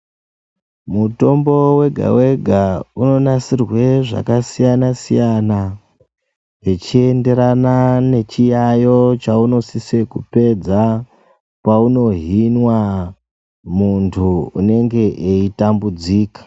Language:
Ndau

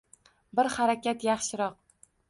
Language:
Uzbek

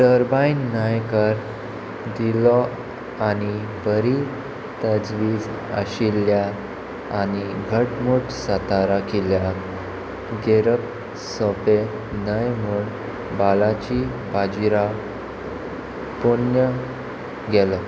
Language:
Konkani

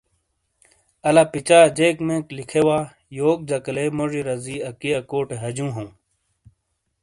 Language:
Shina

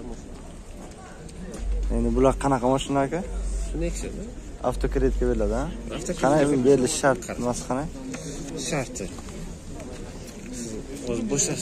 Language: Turkish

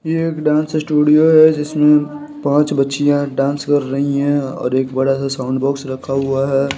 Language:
Hindi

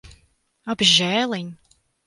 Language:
Latvian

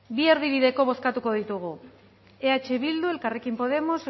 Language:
Basque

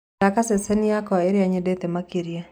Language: Kikuyu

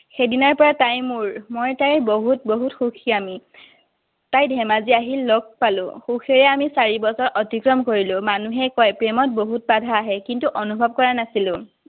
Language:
Assamese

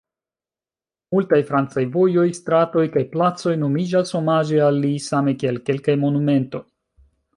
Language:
Esperanto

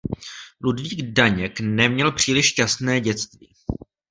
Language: Czech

